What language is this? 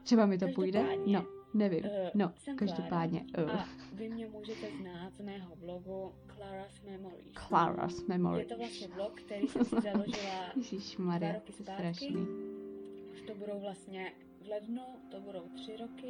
Czech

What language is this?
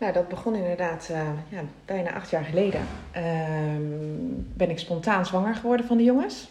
Dutch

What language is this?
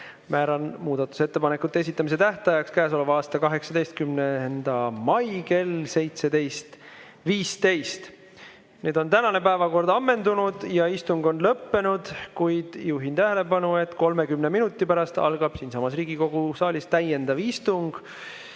Estonian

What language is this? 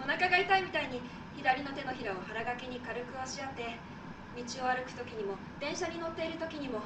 Japanese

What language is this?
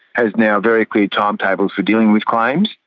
English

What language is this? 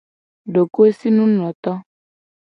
Gen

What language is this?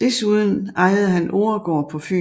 Danish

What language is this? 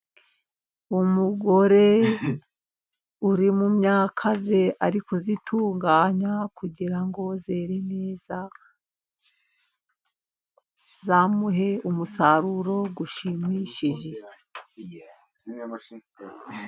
Kinyarwanda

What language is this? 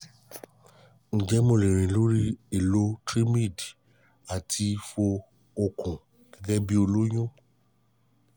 Yoruba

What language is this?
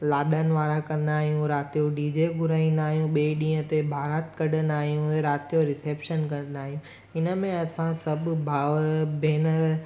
Sindhi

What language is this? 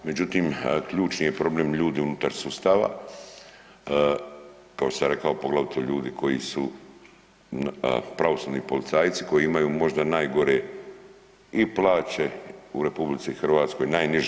Croatian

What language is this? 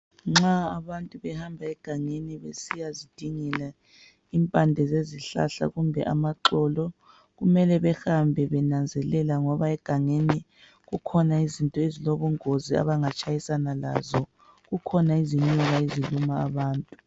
North Ndebele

